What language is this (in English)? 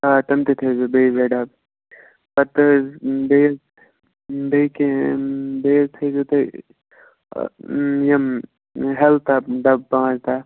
Kashmiri